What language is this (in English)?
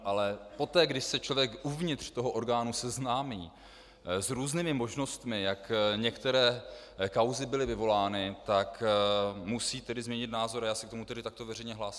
Czech